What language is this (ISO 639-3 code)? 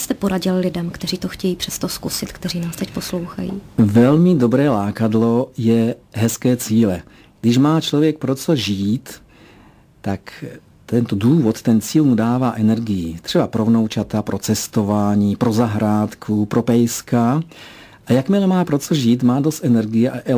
ces